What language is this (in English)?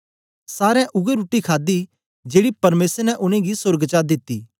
Dogri